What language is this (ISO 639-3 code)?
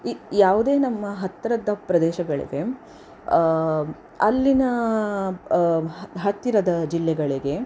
kan